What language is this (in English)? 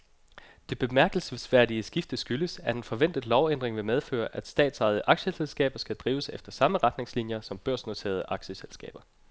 Danish